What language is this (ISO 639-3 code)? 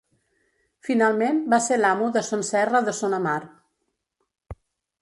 cat